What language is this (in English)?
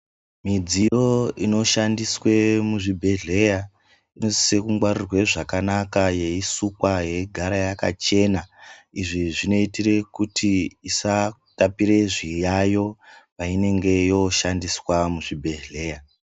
Ndau